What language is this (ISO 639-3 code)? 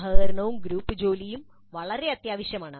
mal